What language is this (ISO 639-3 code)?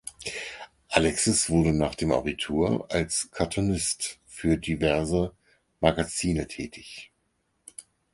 deu